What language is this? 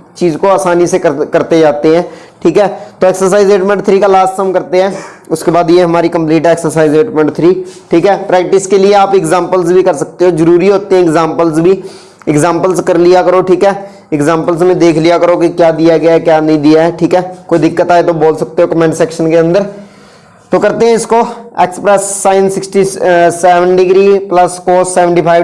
Hindi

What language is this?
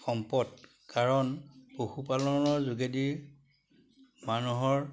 Assamese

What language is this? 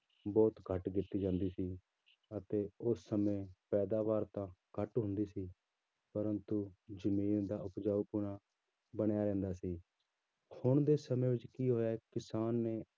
Punjabi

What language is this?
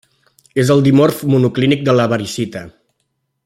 Catalan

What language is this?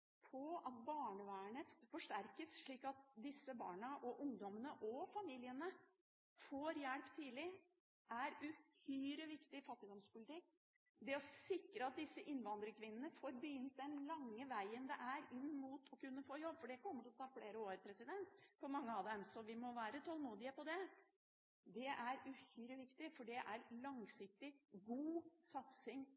Norwegian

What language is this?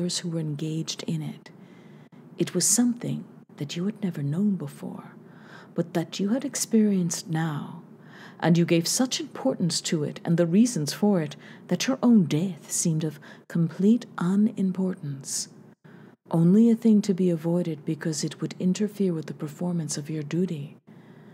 English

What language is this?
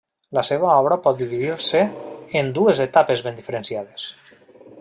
Catalan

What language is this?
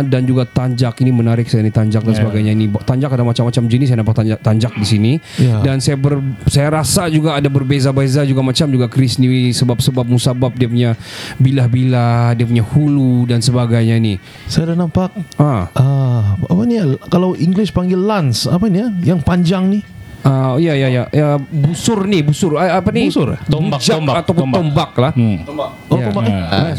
Malay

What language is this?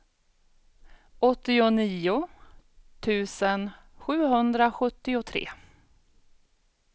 Swedish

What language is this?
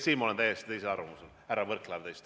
Estonian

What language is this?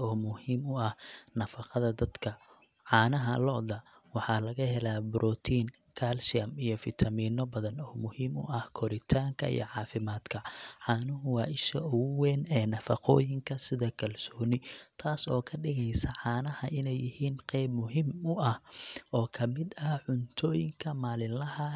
Somali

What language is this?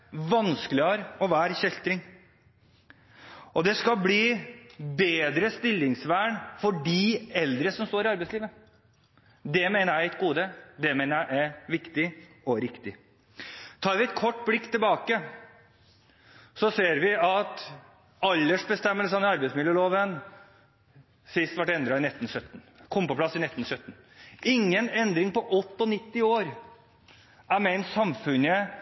Norwegian Bokmål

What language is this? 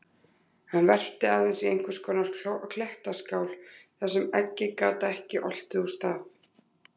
Icelandic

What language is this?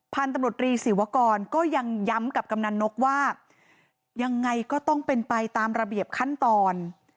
Thai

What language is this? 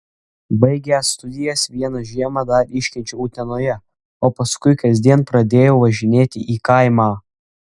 Lithuanian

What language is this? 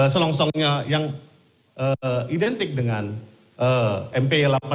Indonesian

